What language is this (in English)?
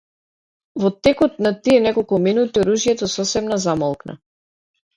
Macedonian